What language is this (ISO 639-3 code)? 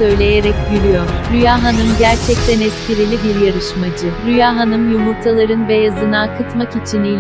tur